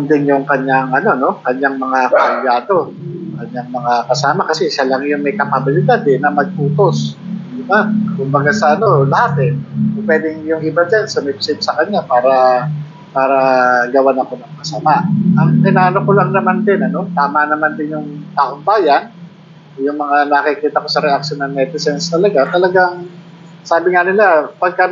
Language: Filipino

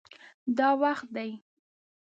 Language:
Pashto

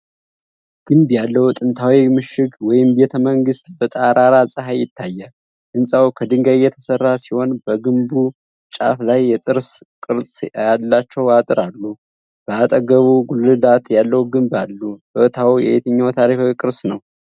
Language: Amharic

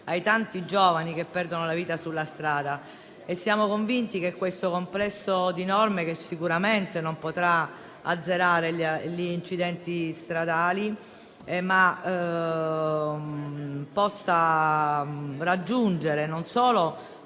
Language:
Italian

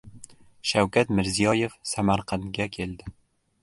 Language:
Uzbek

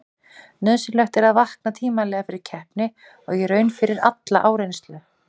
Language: Icelandic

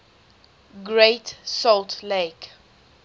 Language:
English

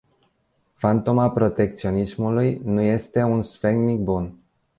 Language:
Romanian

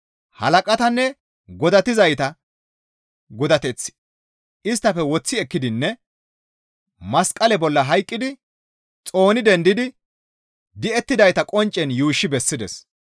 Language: Gamo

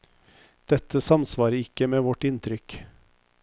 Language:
Norwegian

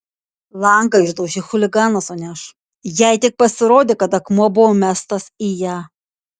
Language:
Lithuanian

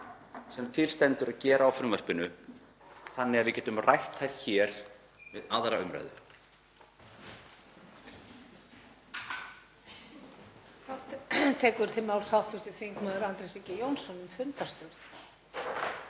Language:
Icelandic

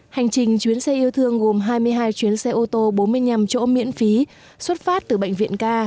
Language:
Vietnamese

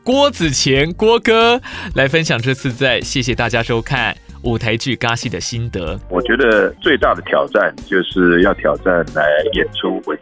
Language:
Chinese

